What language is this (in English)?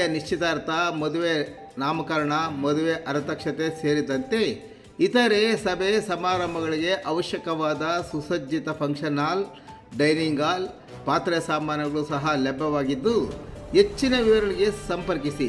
Kannada